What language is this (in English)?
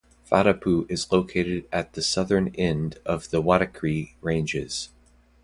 English